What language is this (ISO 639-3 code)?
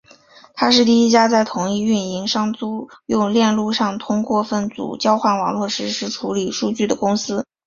zho